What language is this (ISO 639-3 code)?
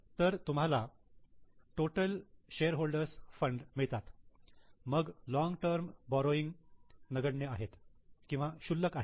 mar